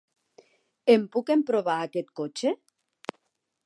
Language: Catalan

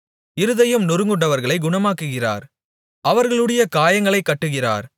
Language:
Tamil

